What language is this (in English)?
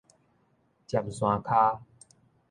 Min Nan Chinese